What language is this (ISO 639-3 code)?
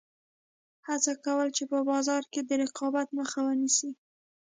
pus